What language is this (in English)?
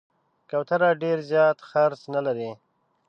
Pashto